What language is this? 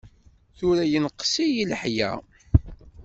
Kabyle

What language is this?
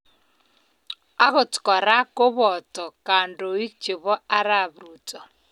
Kalenjin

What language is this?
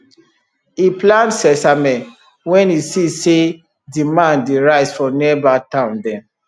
Nigerian Pidgin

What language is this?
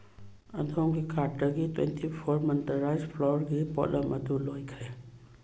Manipuri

